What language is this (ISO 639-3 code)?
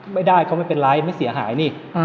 tha